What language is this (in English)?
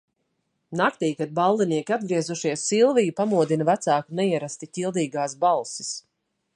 Latvian